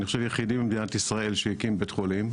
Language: Hebrew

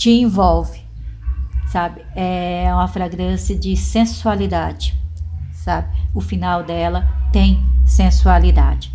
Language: Portuguese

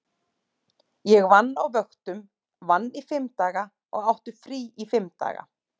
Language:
Icelandic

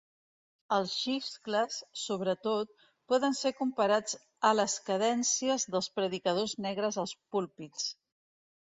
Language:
Catalan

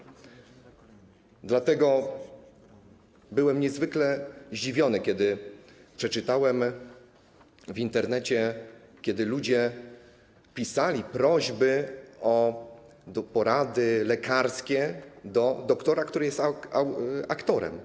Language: Polish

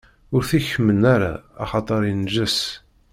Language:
Kabyle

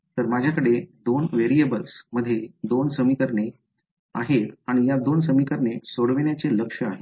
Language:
Marathi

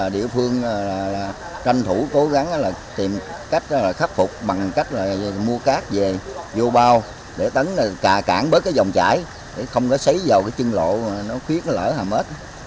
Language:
Vietnamese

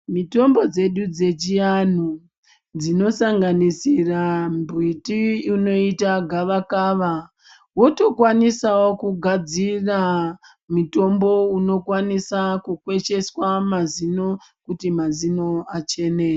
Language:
Ndau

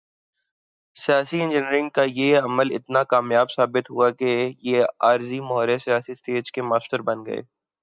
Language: Urdu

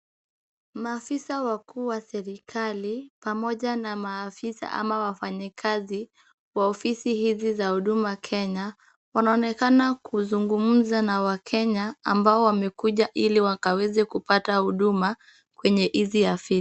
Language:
Swahili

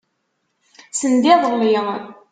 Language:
Kabyle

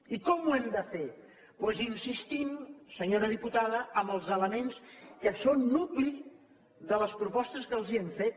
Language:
Catalan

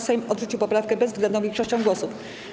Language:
Polish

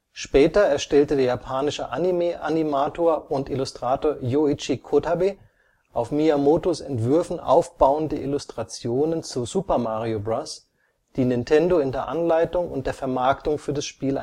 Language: German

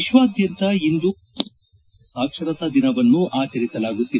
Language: Kannada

